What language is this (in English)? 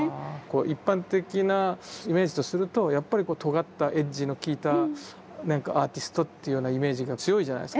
Japanese